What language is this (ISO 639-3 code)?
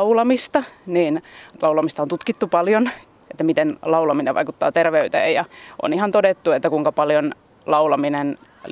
fin